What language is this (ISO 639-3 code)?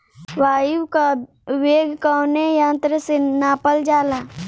bho